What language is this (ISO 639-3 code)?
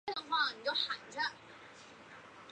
zho